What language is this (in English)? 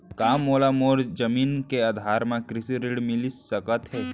Chhattisgarhi